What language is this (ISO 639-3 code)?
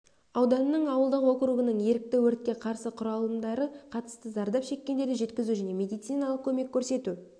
kaz